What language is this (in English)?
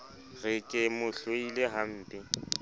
Southern Sotho